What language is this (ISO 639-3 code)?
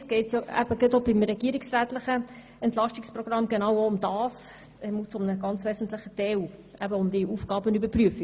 gsw